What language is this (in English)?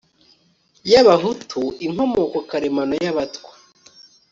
Kinyarwanda